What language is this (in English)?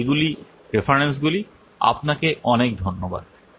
Bangla